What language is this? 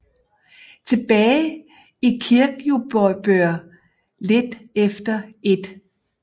Danish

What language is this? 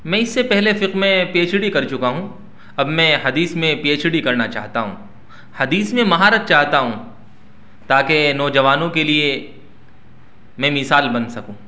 Urdu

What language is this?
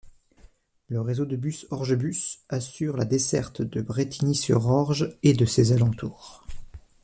French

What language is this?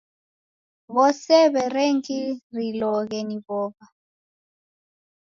Taita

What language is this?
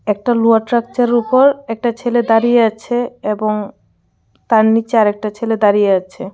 Bangla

